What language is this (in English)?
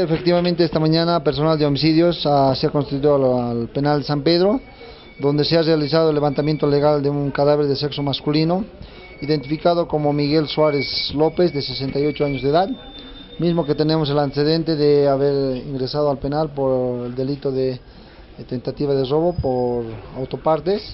Spanish